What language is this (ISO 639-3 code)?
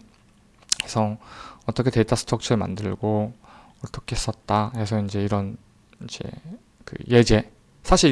kor